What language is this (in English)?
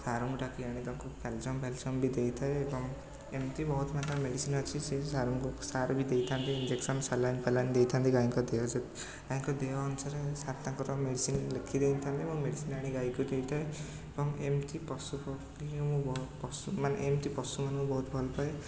Odia